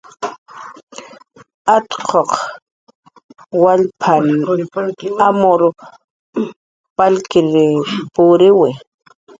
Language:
Jaqaru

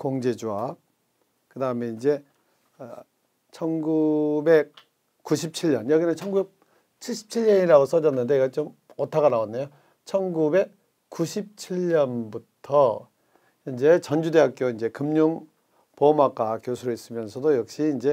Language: Korean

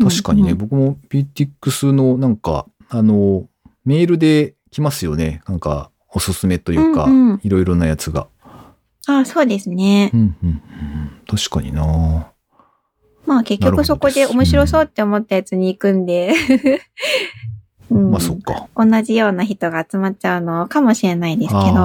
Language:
Japanese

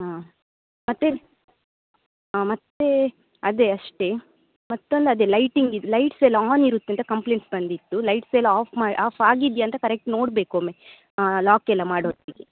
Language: Kannada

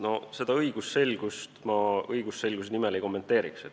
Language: Estonian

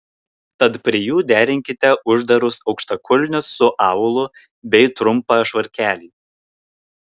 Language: Lithuanian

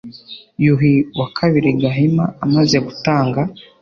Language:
Kinyarwanda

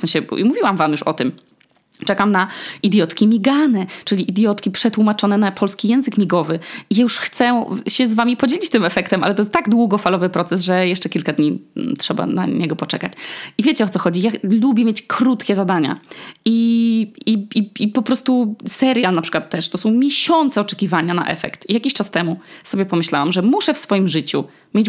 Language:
Polish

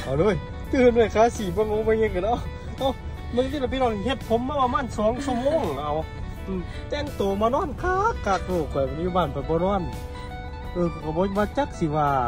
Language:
Thai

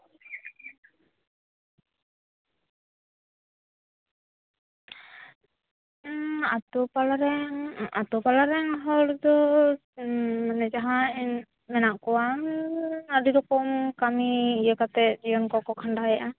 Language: Santali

